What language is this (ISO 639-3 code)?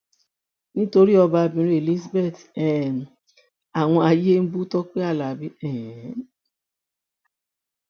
yor